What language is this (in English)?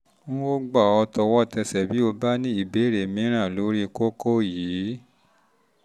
Yoruba